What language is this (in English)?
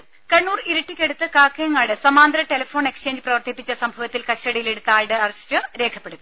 Malayalam